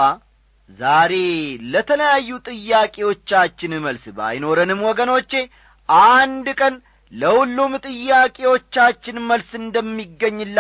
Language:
Amharic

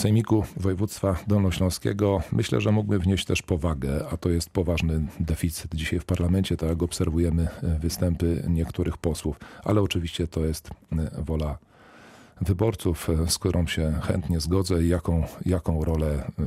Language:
Polish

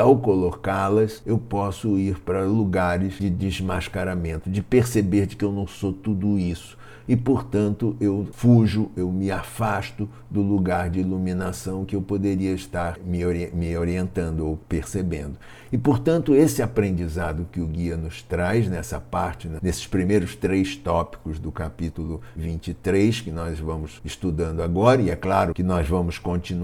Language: Portuguese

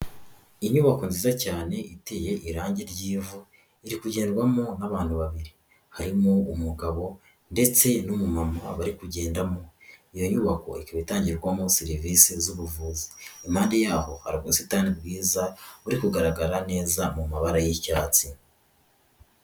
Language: Kinyarwanda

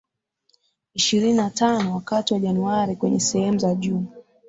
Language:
Swahili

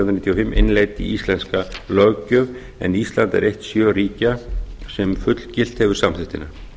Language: Icelandic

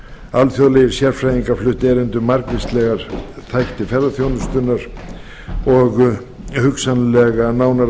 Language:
Icelandic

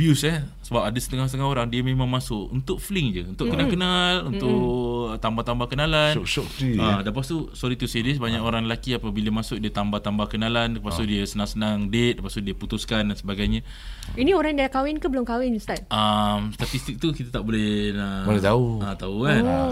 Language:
Malay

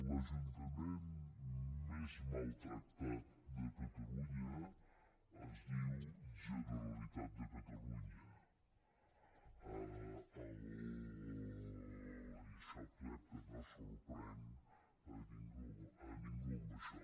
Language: Catalan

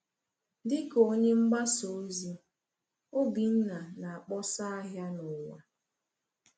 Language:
Igbo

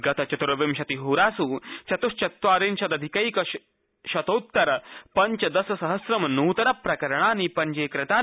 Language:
Sanskrit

